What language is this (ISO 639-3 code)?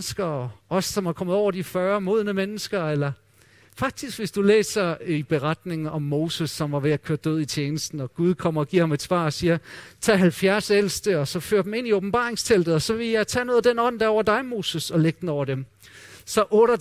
dan